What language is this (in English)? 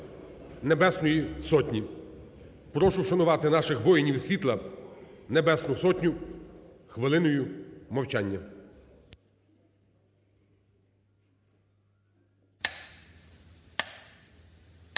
Ukrainian